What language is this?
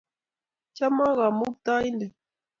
Kalenjin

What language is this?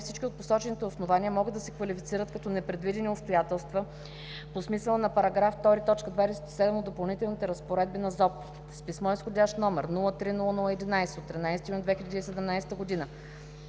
Bulgarian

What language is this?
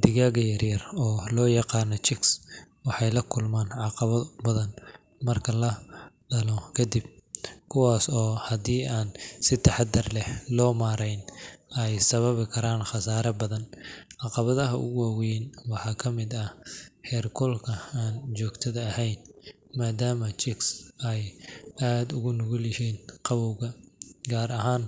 Somali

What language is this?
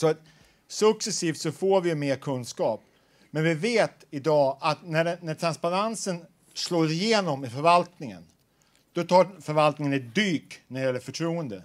Swedish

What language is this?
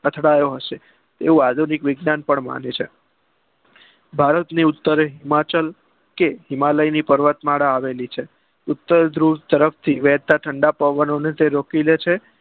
Gujarati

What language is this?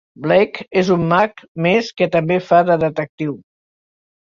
Catalan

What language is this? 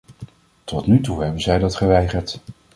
Dutch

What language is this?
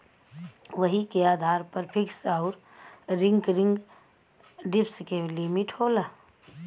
Bhojpuri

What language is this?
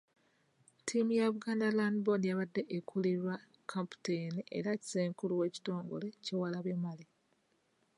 Ganda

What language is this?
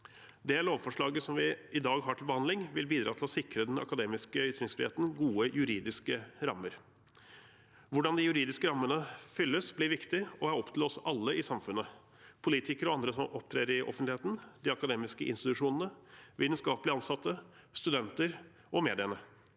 Norwegian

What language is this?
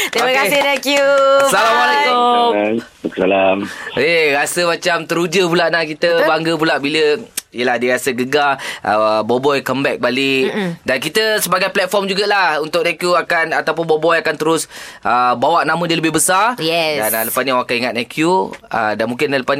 Malay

